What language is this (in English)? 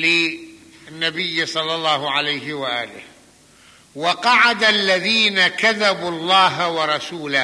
Arabic